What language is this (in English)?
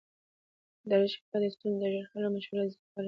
Pashto